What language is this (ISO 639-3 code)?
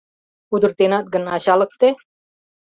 chm